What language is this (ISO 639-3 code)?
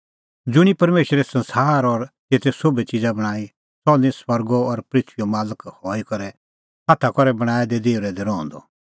kfx